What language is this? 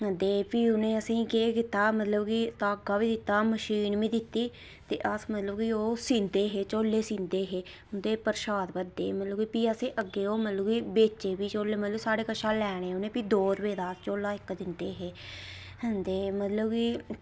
Dogri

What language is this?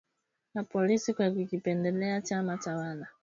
Swahili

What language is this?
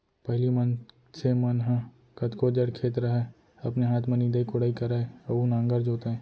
Chhattisgarhi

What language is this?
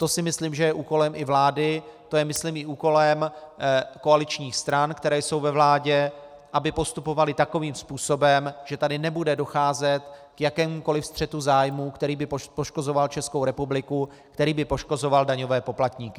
Czech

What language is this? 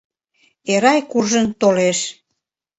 Mari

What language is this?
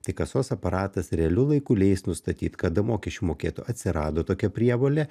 Lithuanian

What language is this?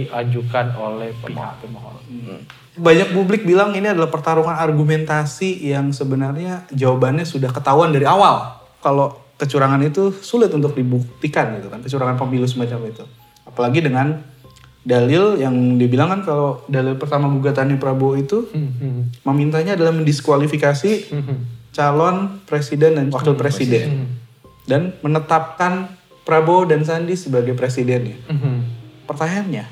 Indonesian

